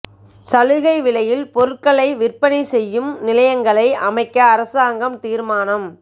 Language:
Tamil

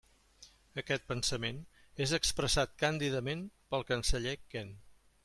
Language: Catalan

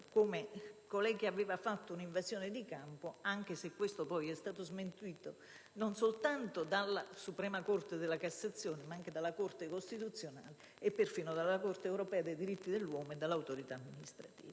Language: Italian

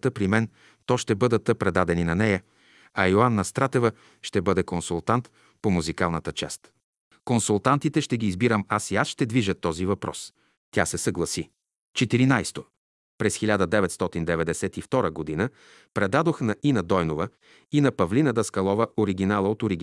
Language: Bulgarian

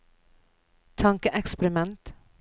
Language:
Norwegian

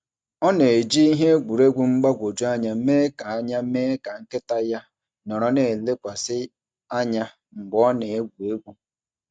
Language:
Igbo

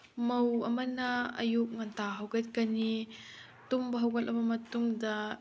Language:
Manipuri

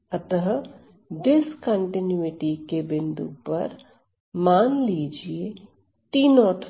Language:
Hindi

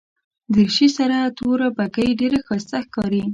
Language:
Pashto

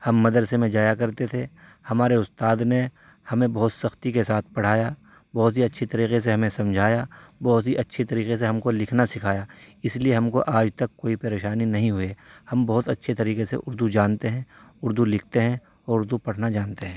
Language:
Urdu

